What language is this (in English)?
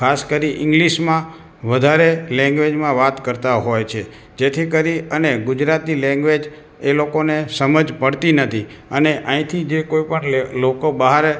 Gujarati